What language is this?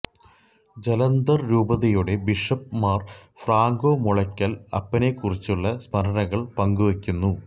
Malayalam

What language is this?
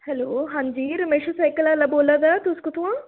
Dogri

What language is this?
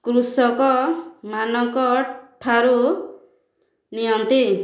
Odia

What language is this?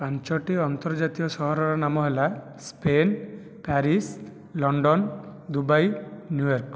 Odia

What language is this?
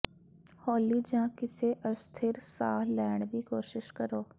Punjabi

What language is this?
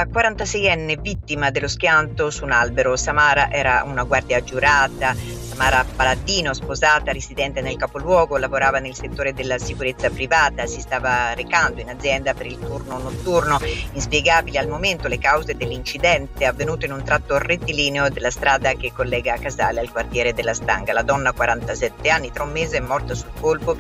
Italian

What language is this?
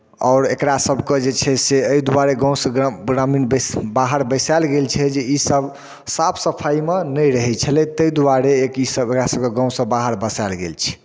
Maithili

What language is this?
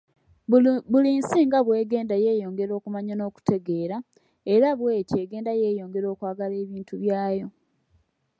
Ganda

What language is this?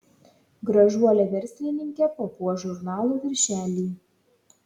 Lithuanian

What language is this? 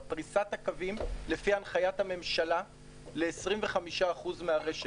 Hebrew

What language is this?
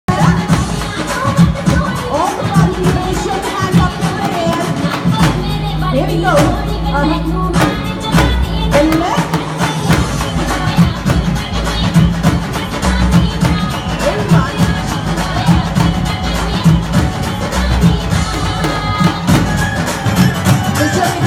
English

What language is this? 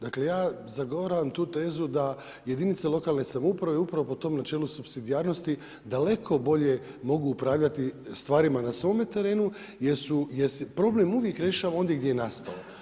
Croatian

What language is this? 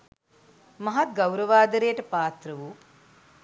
Sinhala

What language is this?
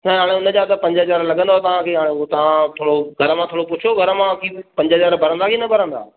Sindhi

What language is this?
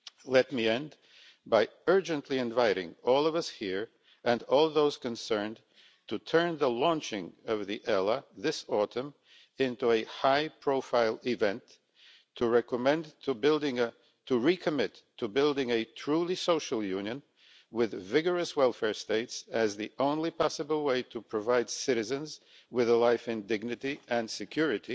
English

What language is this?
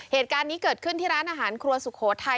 Thai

